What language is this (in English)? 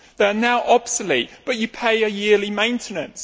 English